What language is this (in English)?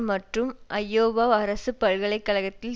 Tamil